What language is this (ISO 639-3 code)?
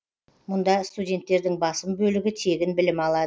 kaz